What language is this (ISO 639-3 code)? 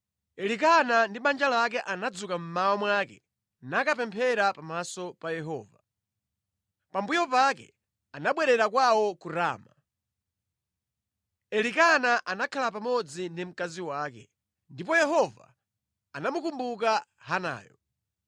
nya